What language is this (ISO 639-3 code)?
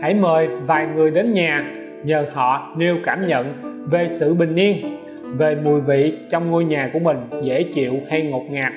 vie